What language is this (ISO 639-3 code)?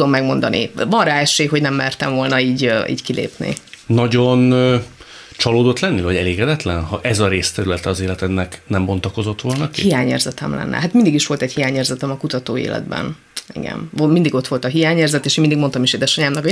hun